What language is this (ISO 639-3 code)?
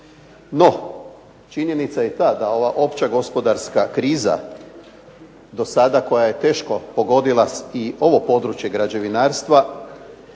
hrv